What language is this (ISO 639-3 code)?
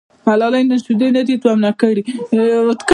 pus